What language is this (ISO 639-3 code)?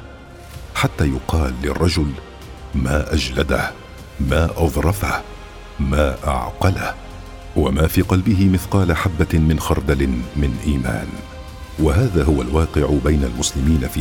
ara